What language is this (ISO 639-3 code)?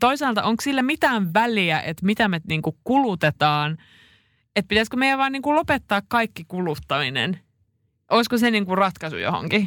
fin